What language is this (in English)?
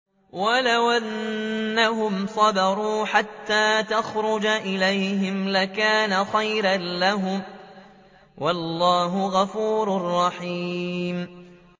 Arabic